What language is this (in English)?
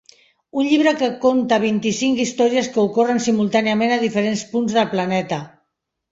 Catalan